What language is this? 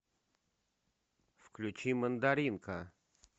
Russian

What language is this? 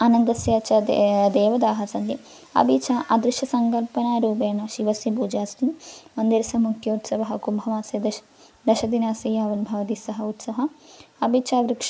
Sanskrit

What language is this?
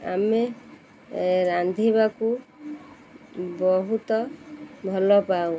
Odia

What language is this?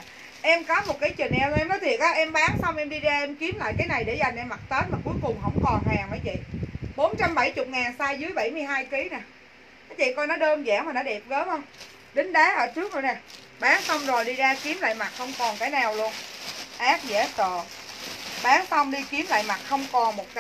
Vietnamese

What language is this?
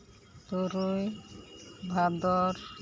Santali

